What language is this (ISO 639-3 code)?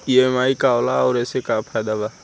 bho